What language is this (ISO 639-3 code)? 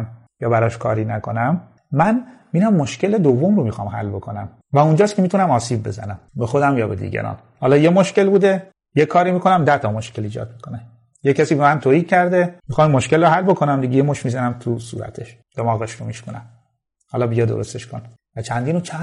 fas